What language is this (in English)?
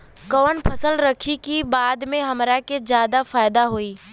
Bhojpuri